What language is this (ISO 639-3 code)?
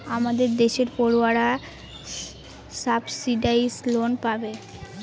ben